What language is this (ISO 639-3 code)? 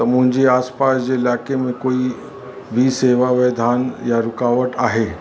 snd